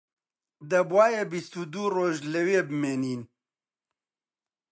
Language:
Central Kurdish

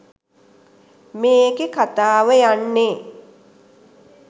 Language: Sinhala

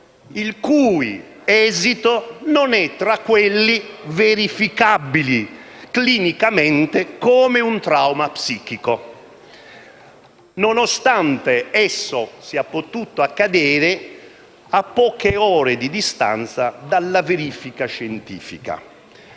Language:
Italian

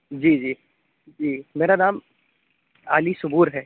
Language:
Urdu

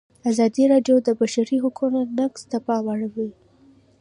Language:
Pashto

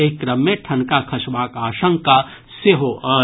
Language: Maithili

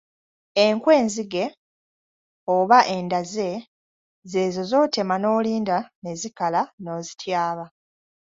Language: Ganda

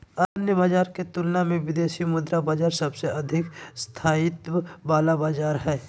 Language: Magahi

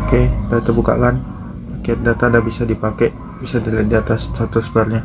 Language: Indonesian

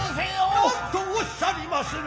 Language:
Japanese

